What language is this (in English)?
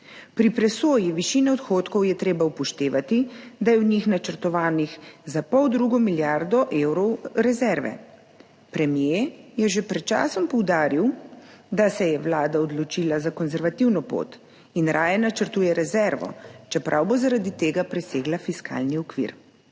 Slovenian